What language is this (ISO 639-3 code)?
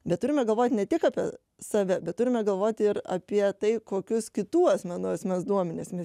lit